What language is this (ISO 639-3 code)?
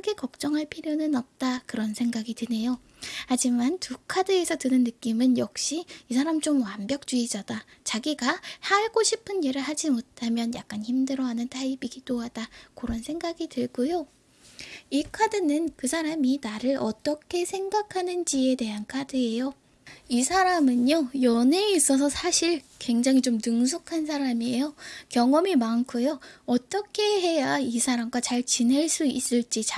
kor